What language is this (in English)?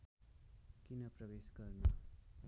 Nepali